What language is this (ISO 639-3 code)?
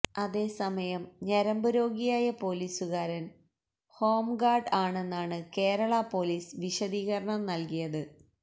mal